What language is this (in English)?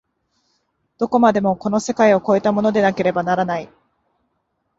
Japanese